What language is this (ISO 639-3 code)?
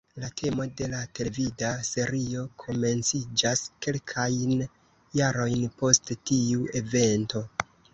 epo